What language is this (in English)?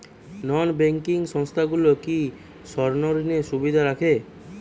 Bangla